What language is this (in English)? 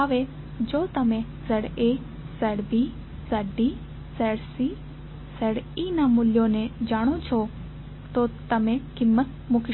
Gujarati